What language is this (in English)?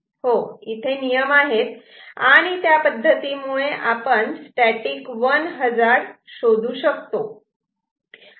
Marathi